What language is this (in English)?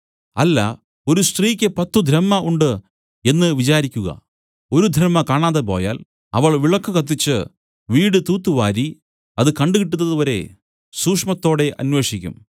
Malayalam